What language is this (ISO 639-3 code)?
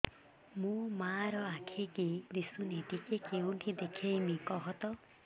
ori